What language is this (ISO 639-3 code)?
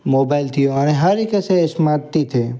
snd